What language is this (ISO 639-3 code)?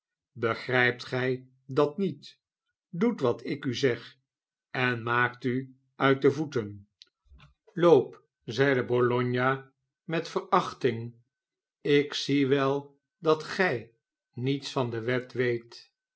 nld